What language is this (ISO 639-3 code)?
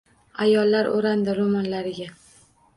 uzb